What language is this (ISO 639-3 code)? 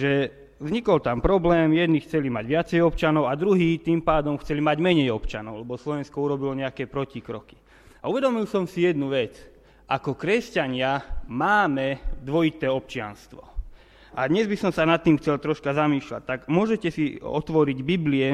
slk